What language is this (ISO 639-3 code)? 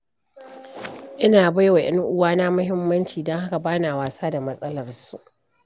hau